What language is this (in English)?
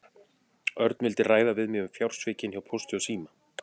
Icelandic